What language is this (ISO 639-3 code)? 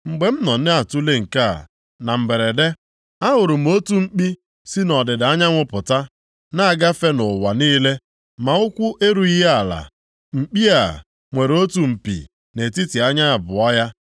ibo